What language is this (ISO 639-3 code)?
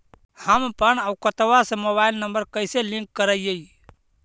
mag